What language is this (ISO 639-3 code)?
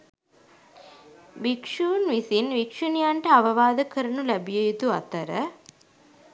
sin